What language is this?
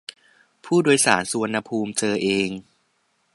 Thai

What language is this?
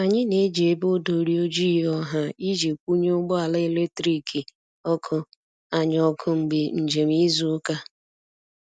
Igbo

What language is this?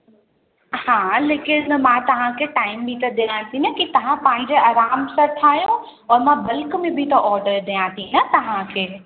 Sindhi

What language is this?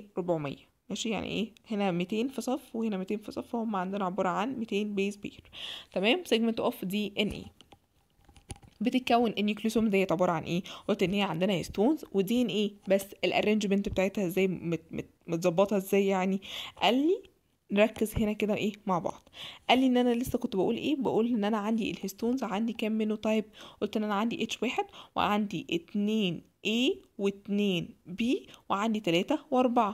Arabic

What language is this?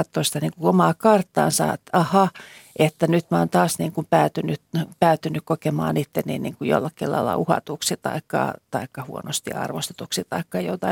Finnish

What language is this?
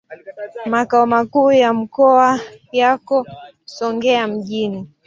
Swahili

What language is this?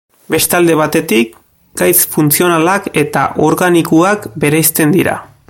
Basque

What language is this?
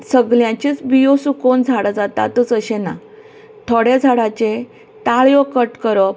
Konkani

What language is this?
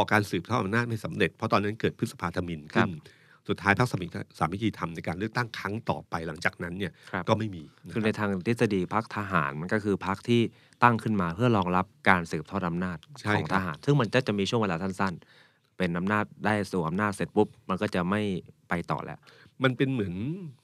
Thai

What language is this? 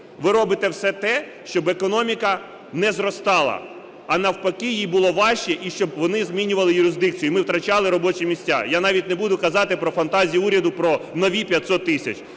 Ukrainian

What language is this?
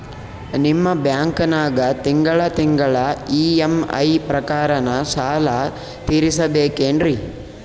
Kannada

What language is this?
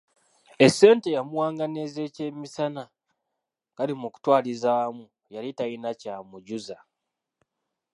Ganda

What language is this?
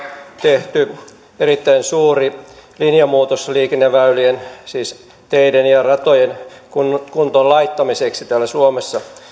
Finnish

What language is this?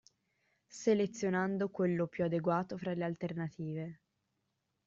Italian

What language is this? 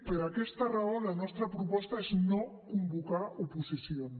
Catalan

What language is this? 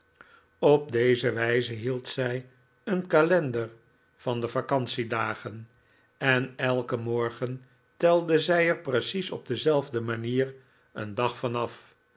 Dutch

